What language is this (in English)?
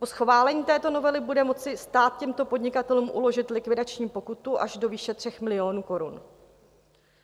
Czech